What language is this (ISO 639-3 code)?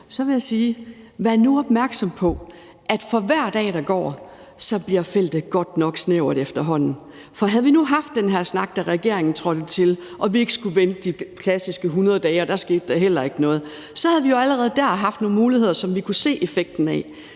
dan